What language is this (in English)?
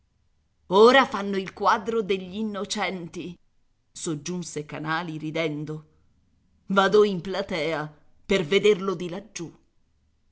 Italian